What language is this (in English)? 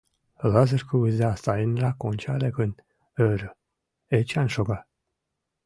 Mari